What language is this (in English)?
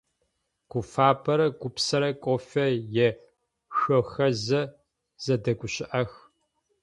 Adyghe